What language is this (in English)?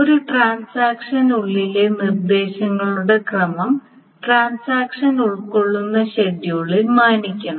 Malayalam